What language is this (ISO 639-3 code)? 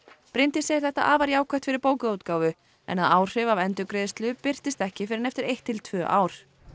isl